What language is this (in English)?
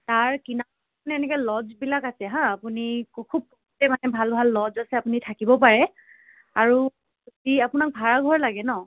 Assamese